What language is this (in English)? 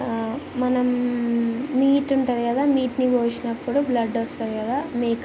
Telugu